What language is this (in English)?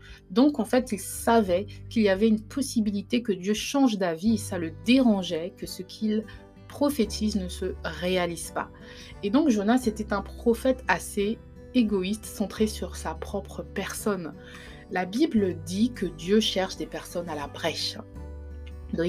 French